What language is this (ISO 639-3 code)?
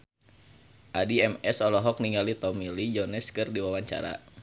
sun